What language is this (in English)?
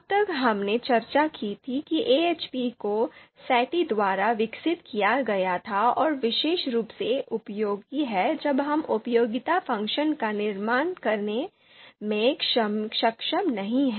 Hindi